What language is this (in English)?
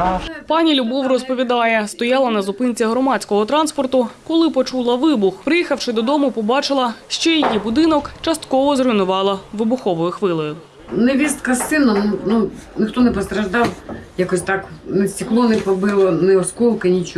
Ukrainian